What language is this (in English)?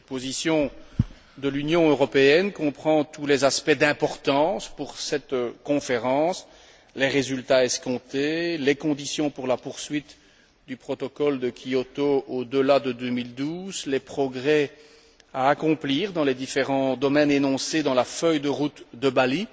French